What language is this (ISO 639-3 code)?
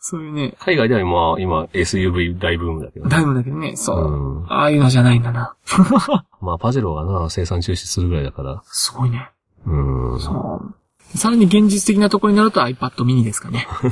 jpn